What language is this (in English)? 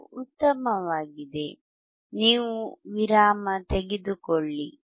Kannada